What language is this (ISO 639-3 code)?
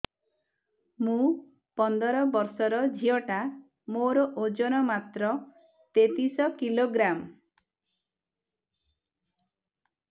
ori